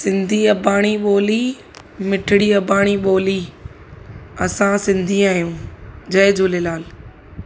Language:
Sindhi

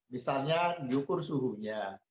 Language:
Indonesian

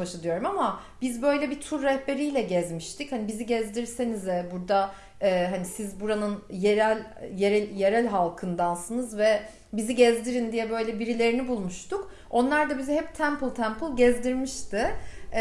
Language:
Turkish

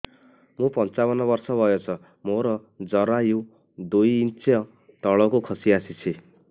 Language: Odia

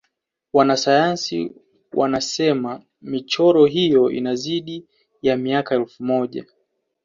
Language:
Swahili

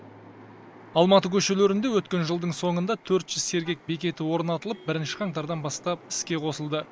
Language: Kazakh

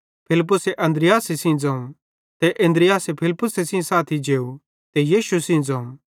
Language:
Bhadrawahi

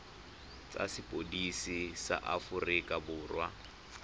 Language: Tswana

